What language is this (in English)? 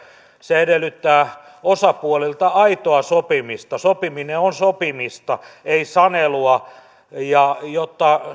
Finnish